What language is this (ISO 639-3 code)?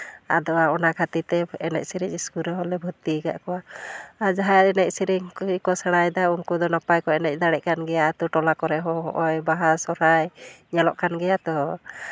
sat